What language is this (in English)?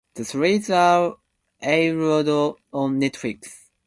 English